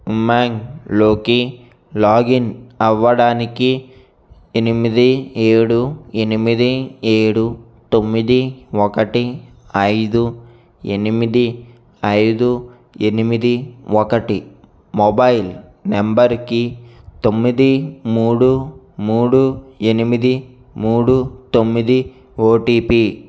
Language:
Telugu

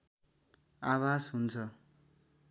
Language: Nepali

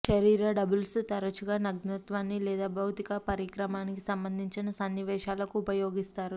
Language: Telugu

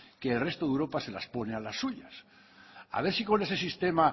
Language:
Spanish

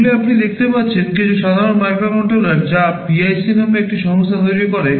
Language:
Bangla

